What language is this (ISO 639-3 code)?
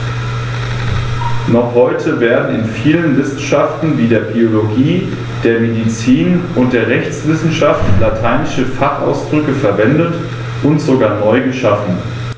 deu